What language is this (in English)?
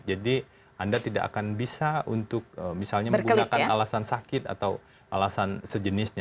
Indonesian